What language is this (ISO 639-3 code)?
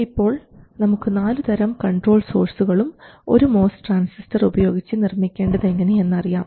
mal